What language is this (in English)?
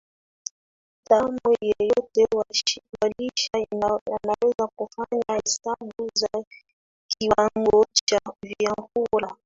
Swahili